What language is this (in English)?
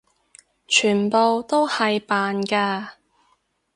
Cantonese